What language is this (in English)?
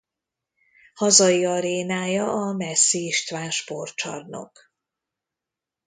Hungarian